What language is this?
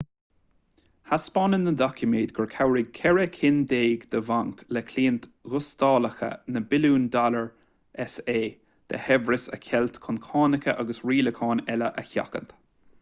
Irish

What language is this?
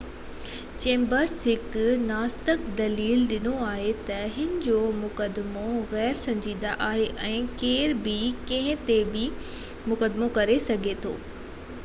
Sindhi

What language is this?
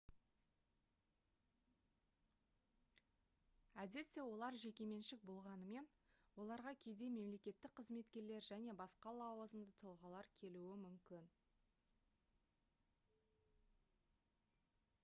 Kazakh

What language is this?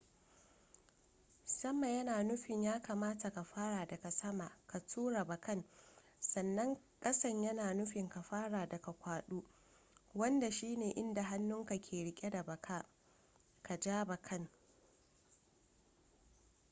Hausa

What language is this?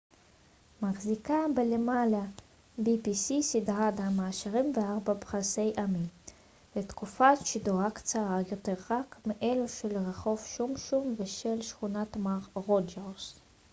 Hebrew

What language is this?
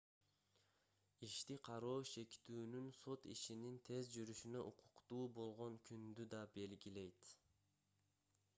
Kyrgyz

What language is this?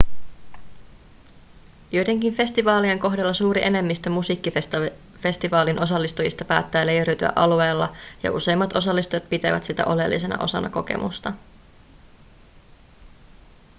Finnish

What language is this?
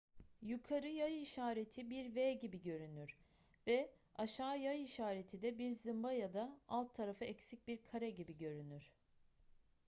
Turkish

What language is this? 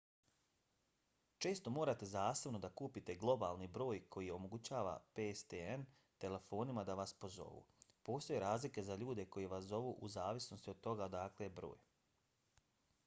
Bosnian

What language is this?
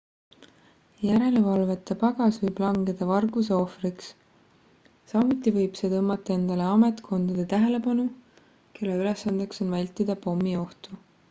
Estonian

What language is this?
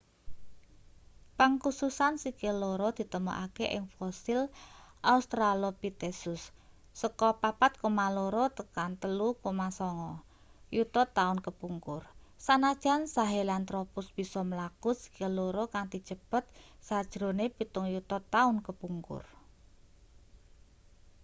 Javanese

